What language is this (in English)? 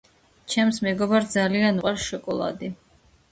Georgian